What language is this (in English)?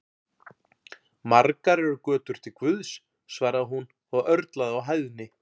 Icelandic